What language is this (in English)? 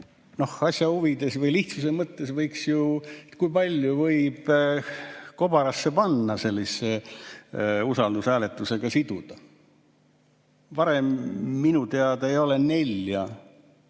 Estonian